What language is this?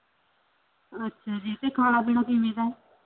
Punjabi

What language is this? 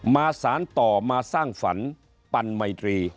Thai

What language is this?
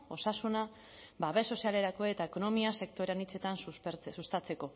Basque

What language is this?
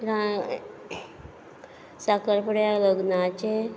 Konkani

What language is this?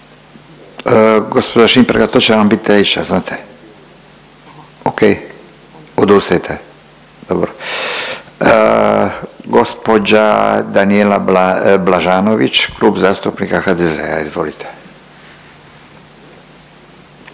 Croatian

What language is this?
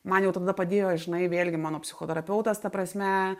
Lithuanian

